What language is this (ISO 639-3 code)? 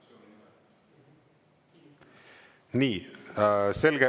est